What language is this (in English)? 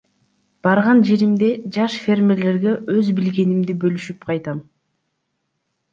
Kyrgyz